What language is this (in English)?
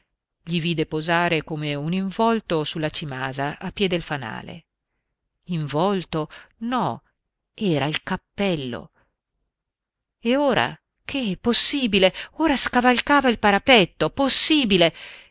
Italian